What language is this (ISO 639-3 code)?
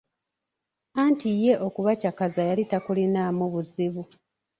lug